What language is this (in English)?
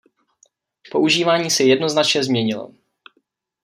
Czech